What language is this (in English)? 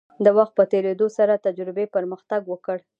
Pashto